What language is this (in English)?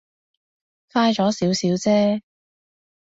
Cantonese